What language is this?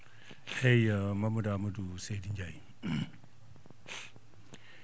Fula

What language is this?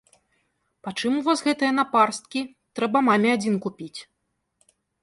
Belarusian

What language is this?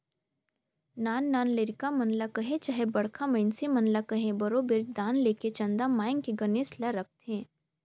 Chhattisgarhi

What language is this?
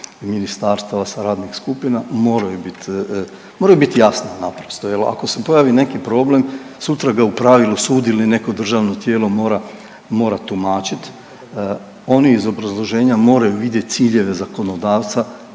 Croatian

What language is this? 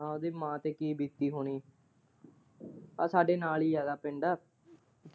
Punjabi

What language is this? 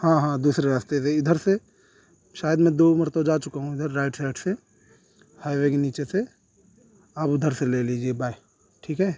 Urdu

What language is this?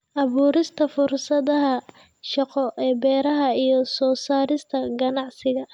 Somali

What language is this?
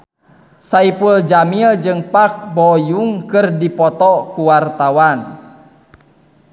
Sundanese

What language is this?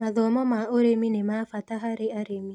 Kikuyu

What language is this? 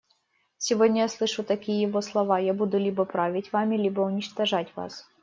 Russian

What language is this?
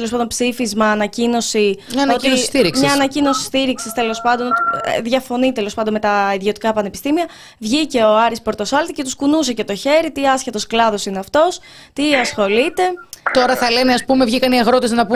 Greek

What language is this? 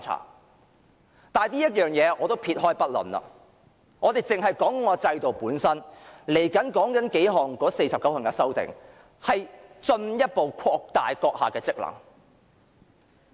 Cantonese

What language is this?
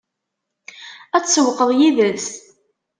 Kabyle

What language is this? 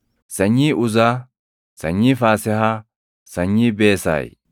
Oromo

